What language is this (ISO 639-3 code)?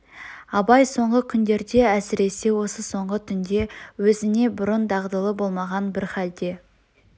kaz